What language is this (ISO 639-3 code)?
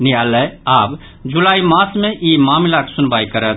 mai